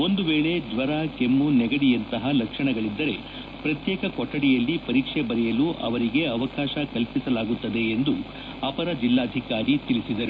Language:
Kannada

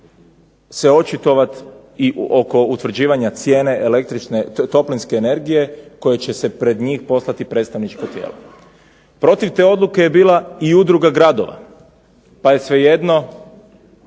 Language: Croatian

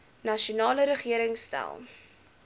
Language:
Afrikaans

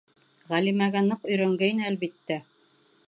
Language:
Bashkir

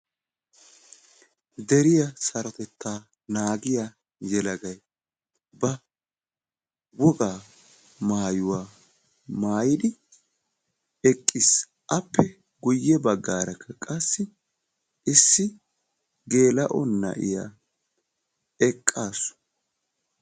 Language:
Wolaytta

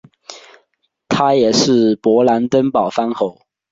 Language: Chinese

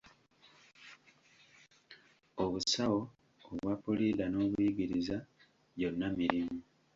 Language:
Ganda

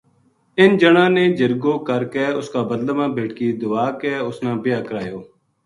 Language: Gujari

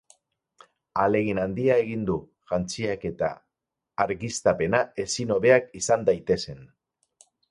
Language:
Basque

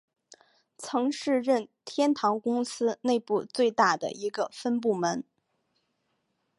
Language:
Chinese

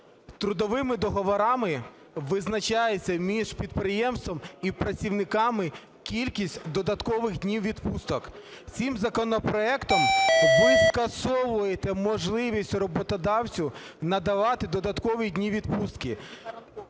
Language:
Ukrainian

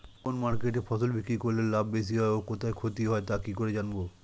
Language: Bangla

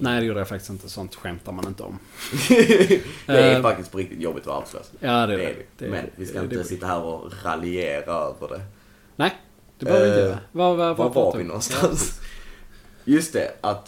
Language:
Swedish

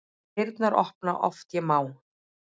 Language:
Icelandic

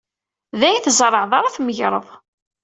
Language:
Kabyle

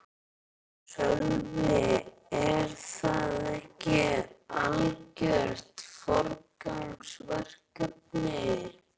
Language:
Icelandic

